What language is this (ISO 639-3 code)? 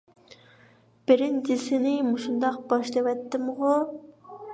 uig